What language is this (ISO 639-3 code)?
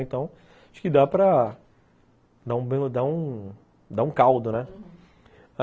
por